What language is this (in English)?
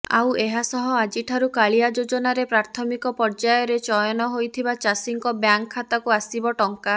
Odia